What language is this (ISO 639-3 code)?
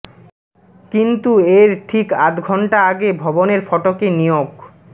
ben